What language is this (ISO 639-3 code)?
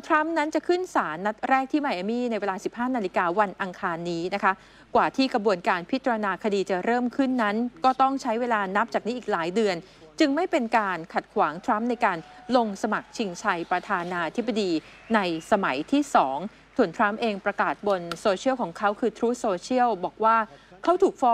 tha